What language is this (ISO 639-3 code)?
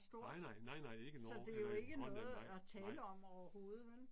dan